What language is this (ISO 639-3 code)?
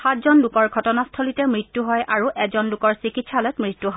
asm